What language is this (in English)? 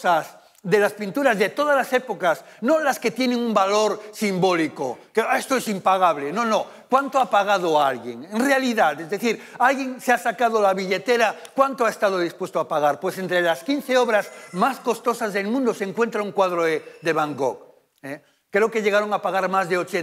Spanish